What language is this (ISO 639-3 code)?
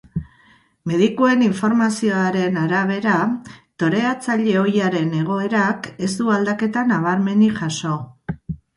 eus